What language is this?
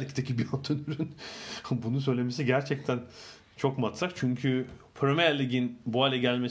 Turkish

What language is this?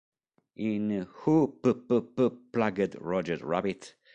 Italian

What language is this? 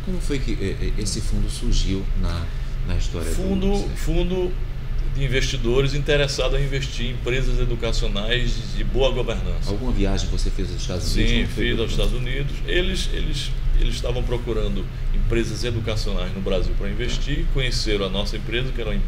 Portuguese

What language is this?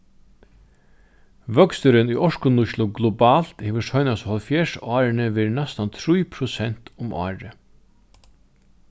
Faroese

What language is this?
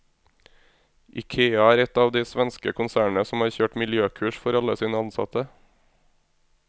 Norwegian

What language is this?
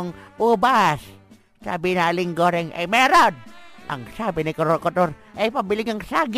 Filipino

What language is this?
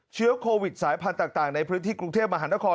Thai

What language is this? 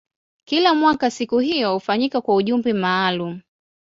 Swahili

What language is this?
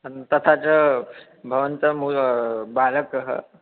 Sanskrit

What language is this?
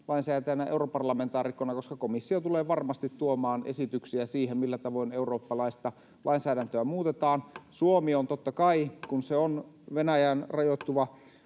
Finnish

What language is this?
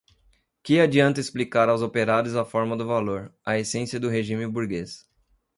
Portuguese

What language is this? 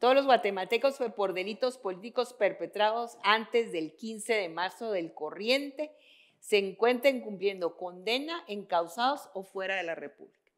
Spanish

